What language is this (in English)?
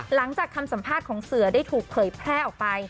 Thai